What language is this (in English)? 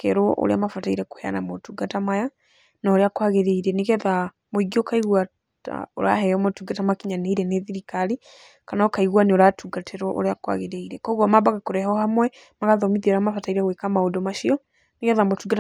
Kikuyu